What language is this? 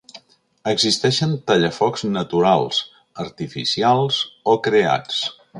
Catalan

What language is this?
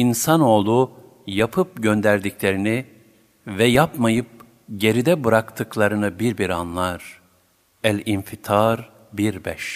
Turkish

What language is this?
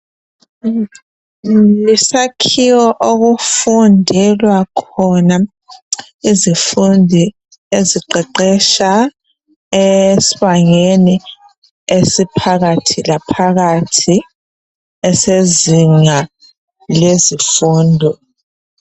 North Ndebele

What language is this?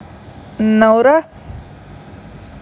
Russian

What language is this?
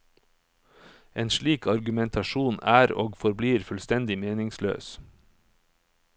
Norwegian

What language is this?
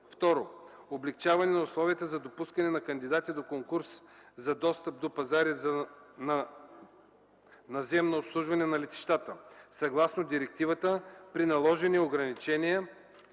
Bulgarian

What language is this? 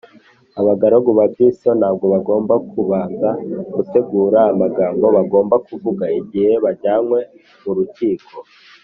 Kinyarwanda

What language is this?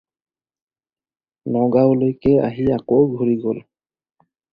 Assamese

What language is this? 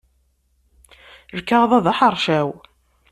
Kabyle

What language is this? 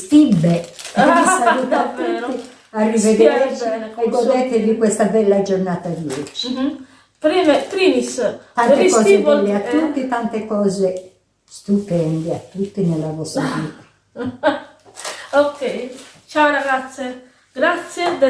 Italian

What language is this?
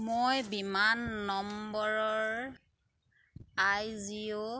Assamese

